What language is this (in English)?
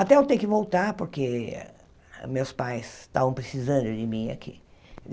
Portuguese